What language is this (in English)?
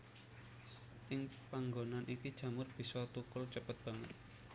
Javanese